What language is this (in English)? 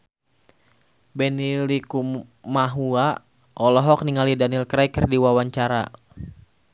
Sundanese